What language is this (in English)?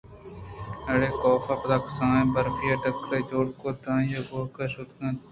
Eastern Balochi